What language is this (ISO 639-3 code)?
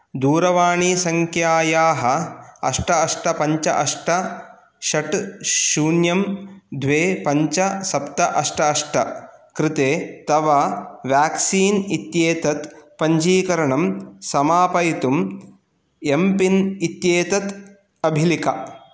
san